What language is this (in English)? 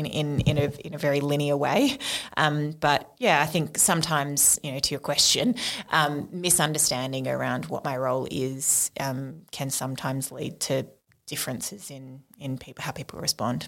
English